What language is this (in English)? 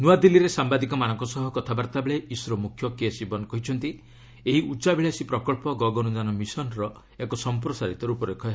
Odia